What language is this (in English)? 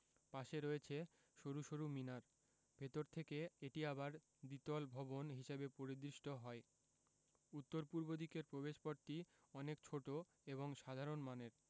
Bangla